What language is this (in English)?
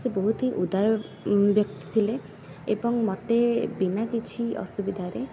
Odia